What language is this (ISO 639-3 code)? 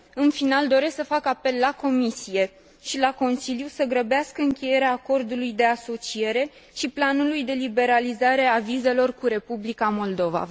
ron